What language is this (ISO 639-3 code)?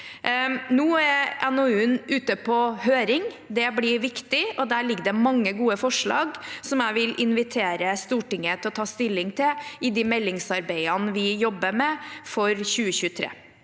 nor